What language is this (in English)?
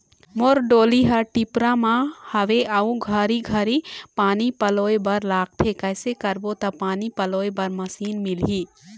Chhattisgarhi